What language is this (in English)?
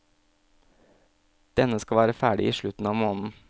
Norwegian